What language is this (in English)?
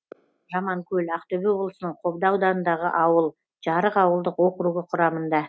Kazakh